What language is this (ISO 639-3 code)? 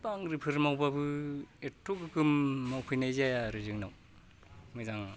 brx